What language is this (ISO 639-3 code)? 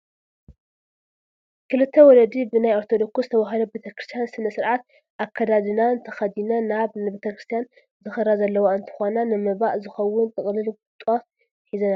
tir